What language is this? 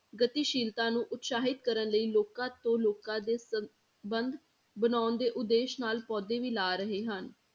Punjabi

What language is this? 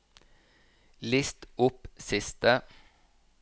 Norwegian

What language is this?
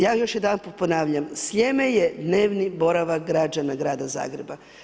Croatian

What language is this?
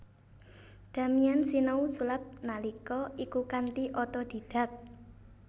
Javanese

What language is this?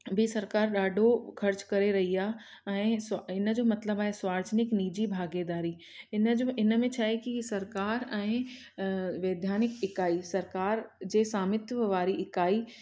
Sindhi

